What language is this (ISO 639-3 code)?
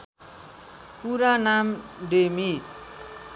nep